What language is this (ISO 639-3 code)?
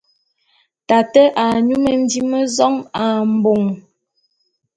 bum